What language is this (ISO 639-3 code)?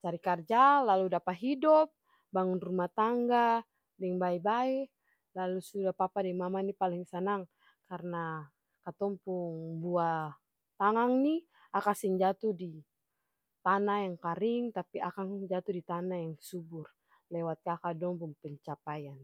abs